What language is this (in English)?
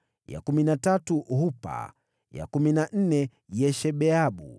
Swahili